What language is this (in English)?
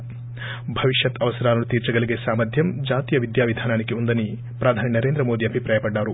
Telugu